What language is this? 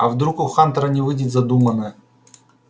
Russian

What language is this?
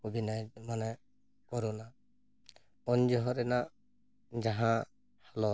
Santali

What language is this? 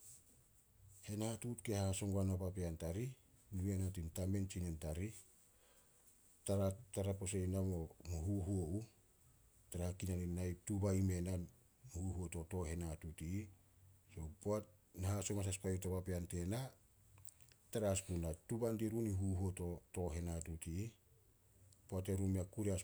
Solos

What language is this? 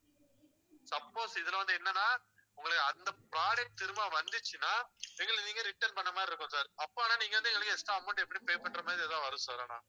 Tamil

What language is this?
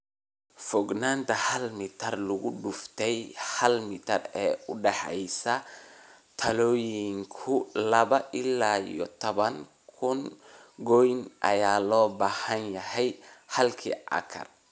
Somali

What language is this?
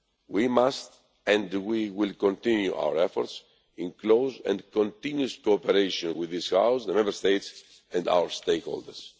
English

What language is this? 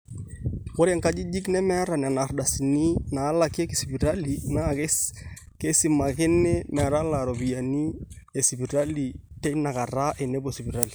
Masai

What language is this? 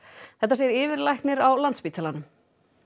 Icelandic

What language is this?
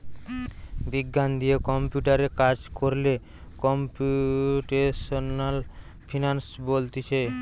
Bangla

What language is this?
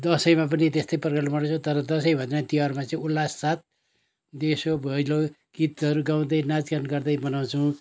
Nepali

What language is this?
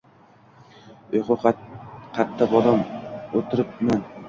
Uzbek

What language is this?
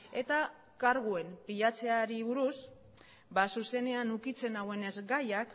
Basque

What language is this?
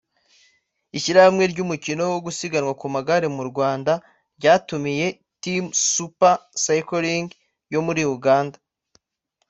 Kinyarwanda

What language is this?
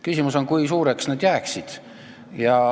Estonian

